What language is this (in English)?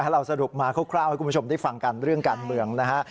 Thai